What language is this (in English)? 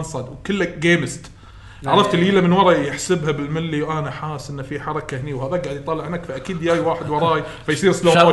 Arabic